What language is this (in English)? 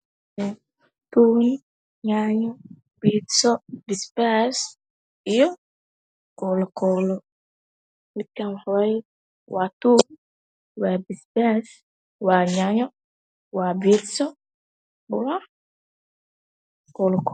Somali